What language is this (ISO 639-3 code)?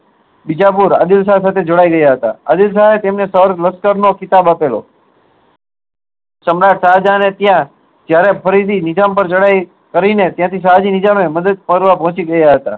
guj